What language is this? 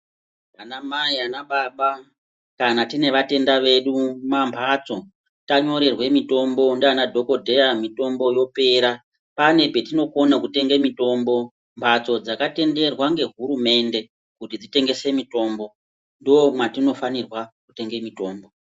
Ndau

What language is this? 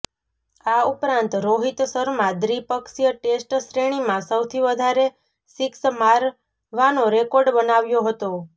Gujarati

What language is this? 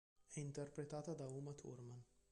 Italian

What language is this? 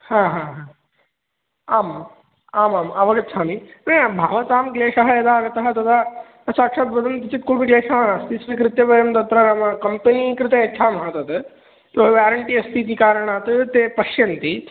Sanskrit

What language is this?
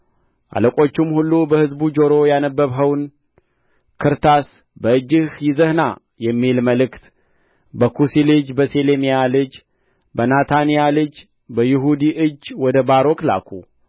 Amharic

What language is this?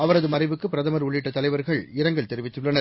Tamil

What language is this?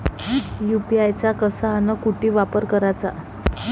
Marathi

